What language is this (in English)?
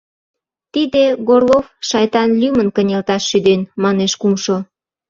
Mari